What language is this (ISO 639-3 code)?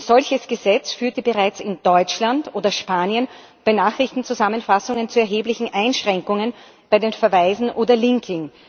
deu